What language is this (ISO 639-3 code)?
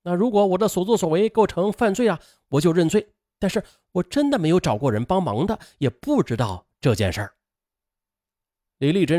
zho